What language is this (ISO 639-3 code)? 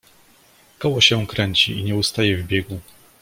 pol